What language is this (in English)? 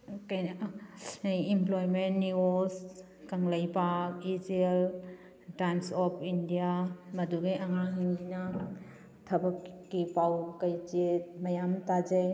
Manipuri